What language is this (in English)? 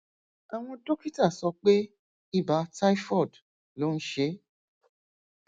Yoruba